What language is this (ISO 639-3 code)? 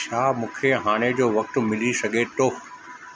snd